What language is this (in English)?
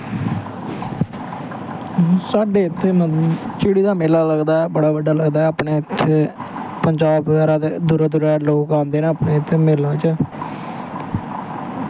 Dogri